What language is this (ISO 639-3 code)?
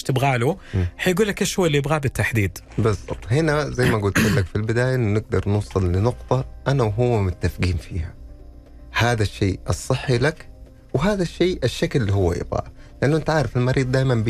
ara